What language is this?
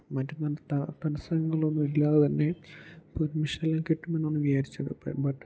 Malayalam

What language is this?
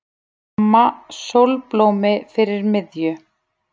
Icelandic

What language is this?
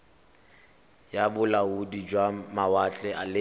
Tswana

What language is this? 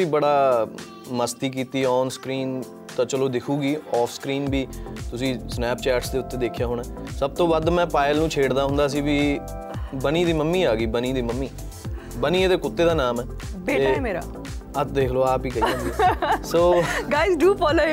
Punjabi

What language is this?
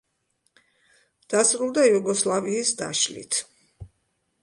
Georgian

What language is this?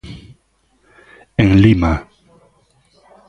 Galician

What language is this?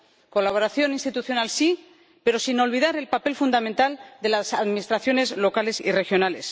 Spanish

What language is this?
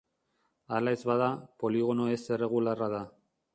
Basque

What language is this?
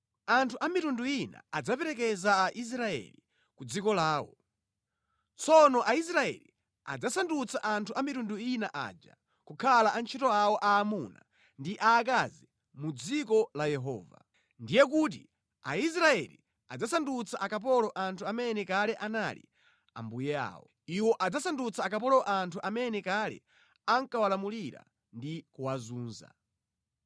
Nyanja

